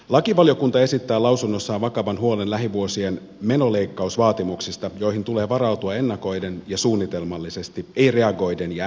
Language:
Finnish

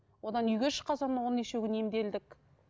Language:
Kazakh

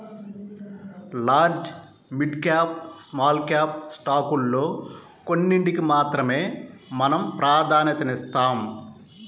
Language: Telugu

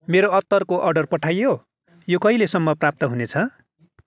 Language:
Nepali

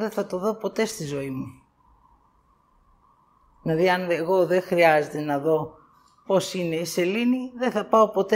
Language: Greek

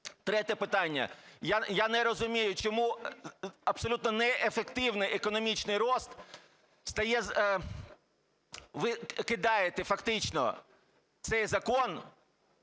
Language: Ukrainian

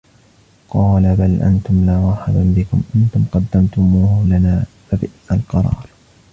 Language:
Arabic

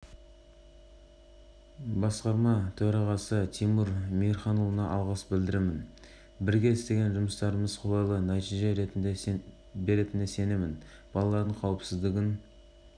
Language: Kazakh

